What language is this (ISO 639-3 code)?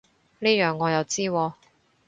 yue